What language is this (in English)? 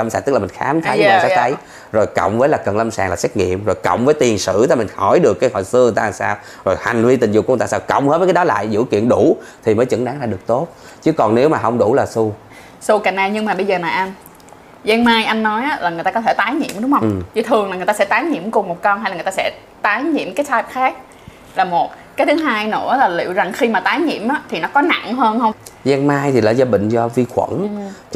Vietnamese